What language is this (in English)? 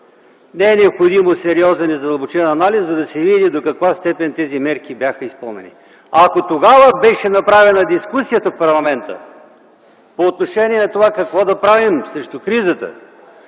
Bulgarian